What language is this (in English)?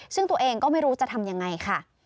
Thai